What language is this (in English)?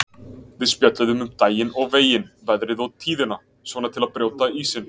Icelandic